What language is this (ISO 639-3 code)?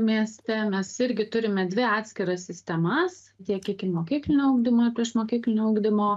lit